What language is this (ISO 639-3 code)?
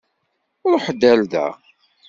kab